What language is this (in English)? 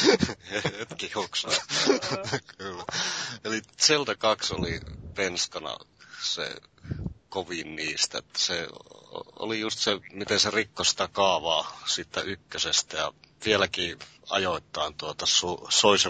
Finnish